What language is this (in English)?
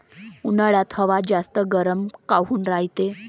Marathi